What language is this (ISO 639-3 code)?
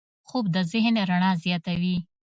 pus